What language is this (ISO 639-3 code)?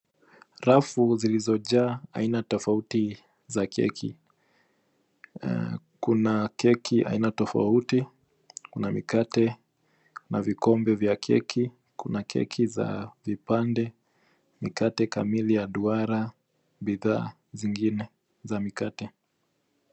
swa